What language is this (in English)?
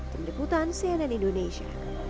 Indonesian